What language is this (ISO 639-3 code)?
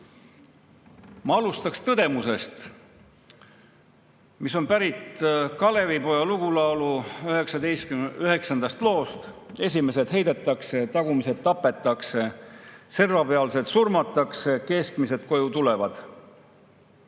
est